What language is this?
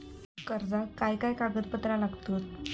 Marathi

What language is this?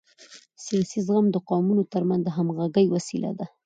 Pashto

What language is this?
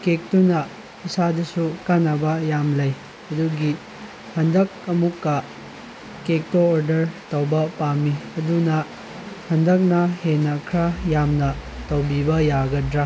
Manipuri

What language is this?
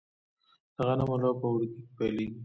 Pashto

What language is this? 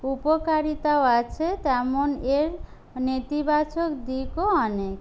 Bangla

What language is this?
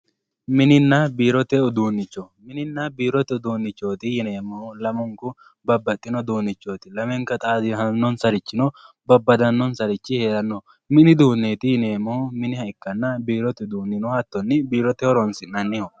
Sidamo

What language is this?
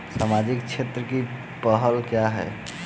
Hindi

